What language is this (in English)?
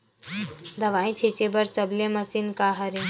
Chhattisgarhi